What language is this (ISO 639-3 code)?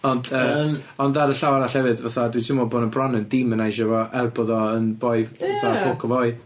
cym